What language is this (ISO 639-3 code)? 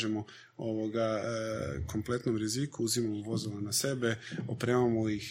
hrv